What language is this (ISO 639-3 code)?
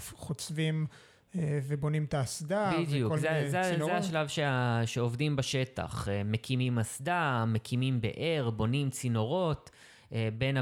heb